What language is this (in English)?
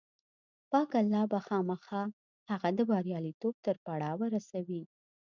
Pashto